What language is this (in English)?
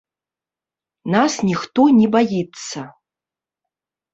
Belarusian